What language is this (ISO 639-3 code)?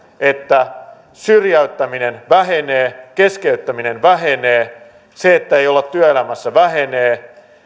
fin